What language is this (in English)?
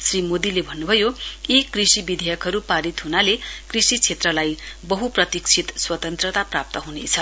Nepali